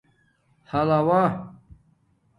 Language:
Domaaki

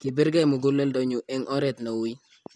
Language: Kalenjin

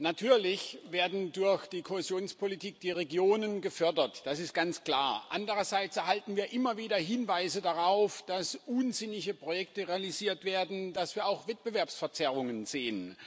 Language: German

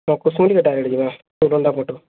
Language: Odia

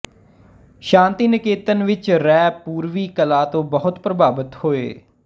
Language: Punjabi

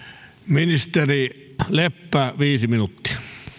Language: Finnish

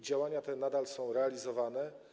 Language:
Polish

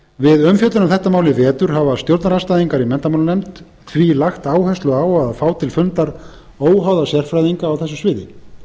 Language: Icelandic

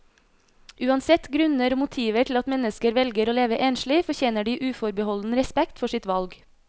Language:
Norwegian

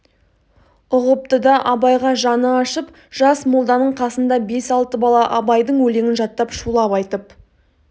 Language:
Kazakh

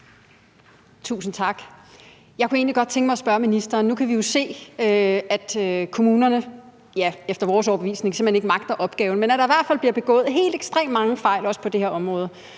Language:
Danish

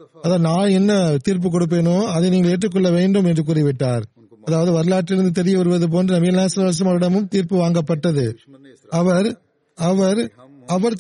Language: Tamil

